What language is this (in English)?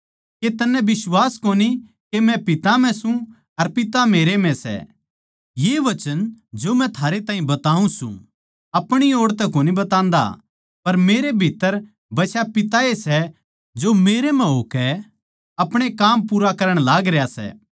Haryanvi